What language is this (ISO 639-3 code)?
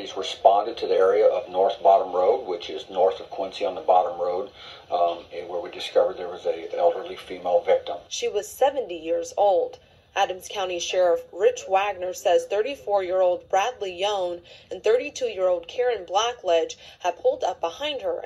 eng